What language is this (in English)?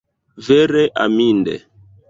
Esperanto